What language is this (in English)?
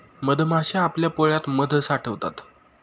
Marathi